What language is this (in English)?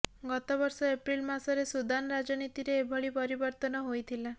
Odia